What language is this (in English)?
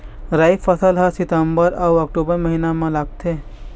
Chhattisgarhi